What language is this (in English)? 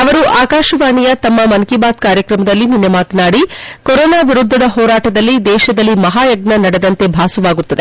Kannada